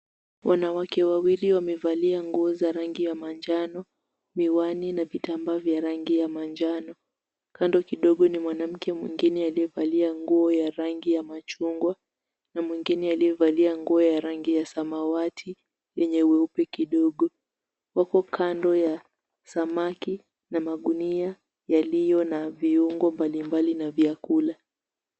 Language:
Swahili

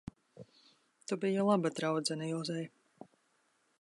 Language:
Latvian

